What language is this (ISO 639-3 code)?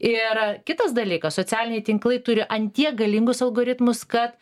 lit